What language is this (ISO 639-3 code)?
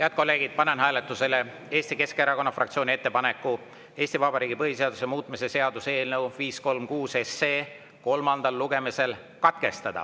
est